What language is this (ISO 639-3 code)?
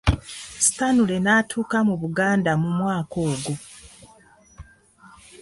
lug